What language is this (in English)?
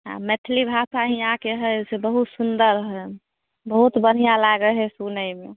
Maithili